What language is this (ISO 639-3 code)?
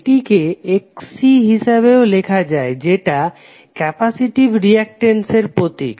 ben